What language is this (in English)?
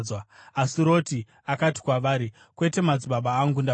Shona